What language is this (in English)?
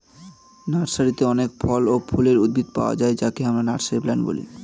Bangla